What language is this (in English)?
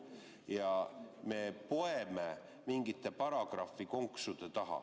Estonian